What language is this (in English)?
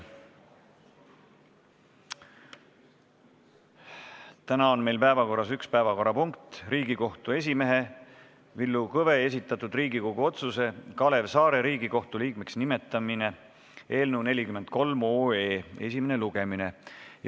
Estonian